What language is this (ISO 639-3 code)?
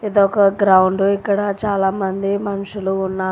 tel